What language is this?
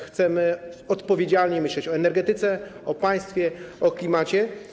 Polish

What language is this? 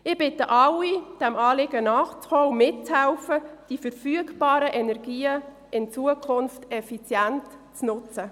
Swiss German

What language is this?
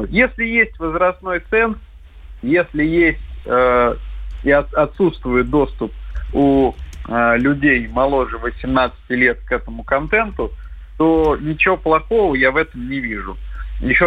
Russian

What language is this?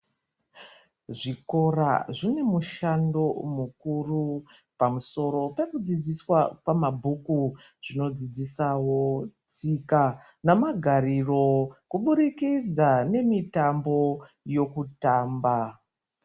Ndau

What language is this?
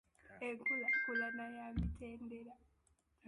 Ganda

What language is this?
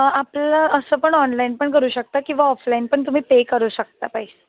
Marathi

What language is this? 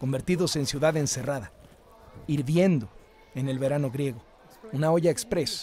Spanish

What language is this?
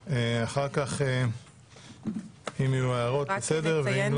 Hebrew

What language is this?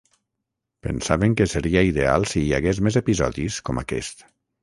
Catalan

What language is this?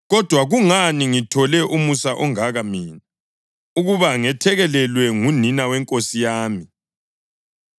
North Ndebele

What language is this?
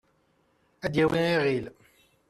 Kabyle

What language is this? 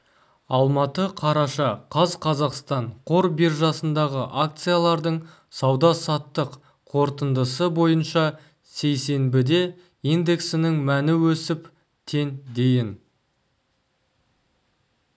Kazakh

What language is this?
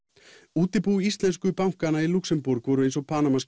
Icelandic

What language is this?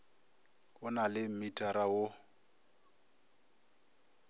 Northern Sotho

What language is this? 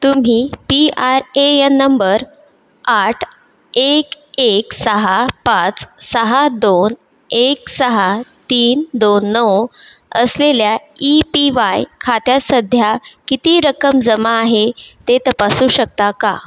Marathi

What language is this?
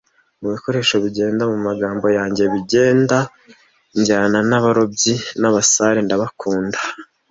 Kinyarwanda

